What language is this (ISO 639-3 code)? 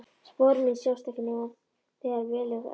isl